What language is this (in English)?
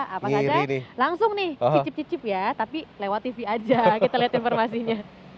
Indonesian